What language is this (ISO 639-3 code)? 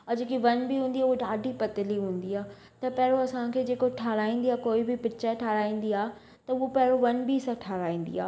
snd